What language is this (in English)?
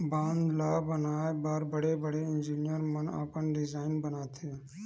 Chhattisgarhi